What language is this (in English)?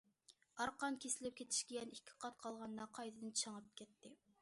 Uyghur